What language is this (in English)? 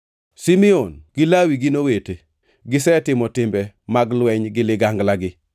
Luo (Kenya and Tanzania)